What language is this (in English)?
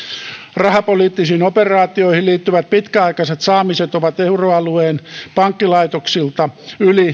Finnish